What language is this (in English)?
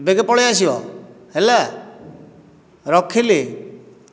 Odia